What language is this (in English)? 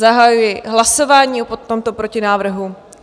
Czech